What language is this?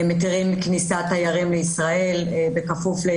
Hebrew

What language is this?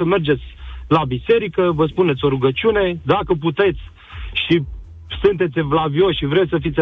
Romanian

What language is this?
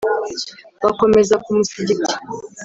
Kinyarwanda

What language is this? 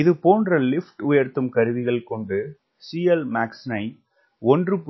Tamil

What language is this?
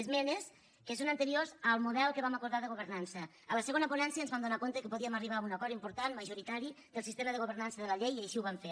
Catalan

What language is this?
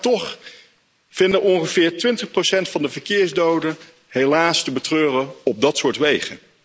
Dutch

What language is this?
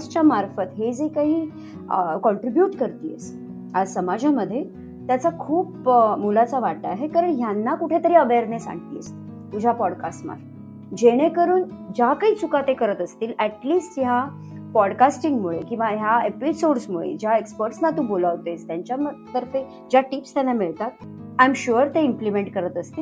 Marathi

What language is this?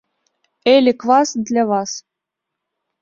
Belarusian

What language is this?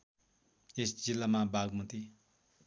Nepali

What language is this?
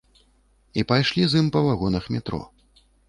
Belarusian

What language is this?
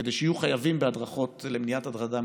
Hebrew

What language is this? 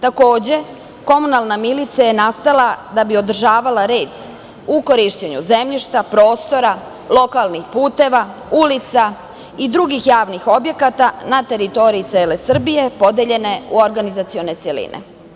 Serbian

